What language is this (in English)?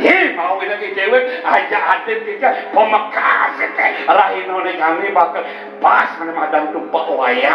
Thai